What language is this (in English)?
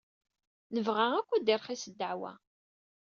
Kabyle